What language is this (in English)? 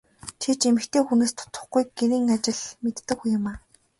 Mongolian